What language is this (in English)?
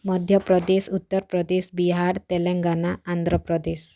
Odia